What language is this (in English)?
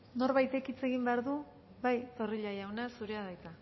Basque